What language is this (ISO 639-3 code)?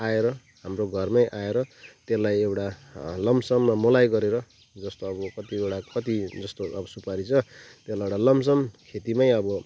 nep